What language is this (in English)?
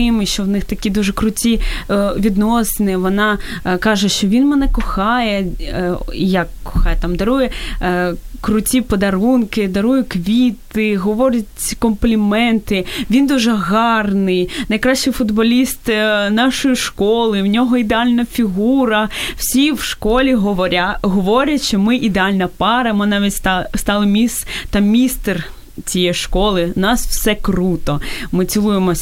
Ukrainian